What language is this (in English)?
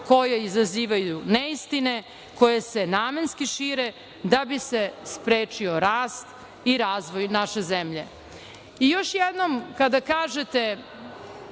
Serbian